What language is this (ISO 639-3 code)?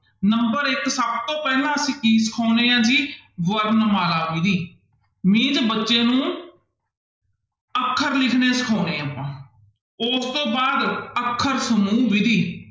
pan